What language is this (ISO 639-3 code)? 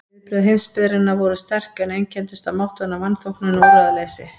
isl